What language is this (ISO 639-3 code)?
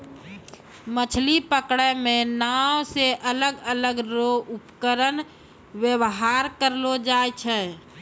mai